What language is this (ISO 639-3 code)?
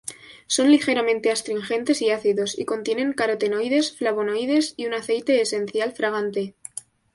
spa